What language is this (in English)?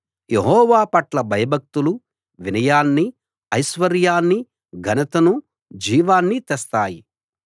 Telugu